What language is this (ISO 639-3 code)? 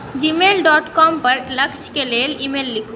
mai